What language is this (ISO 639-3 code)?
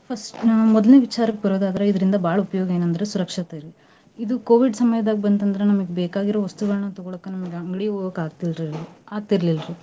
kan